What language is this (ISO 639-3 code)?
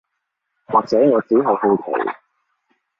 yue